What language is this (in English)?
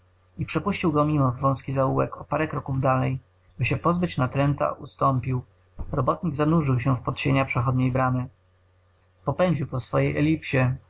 Polish